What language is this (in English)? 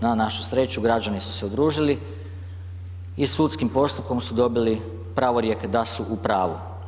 Croatian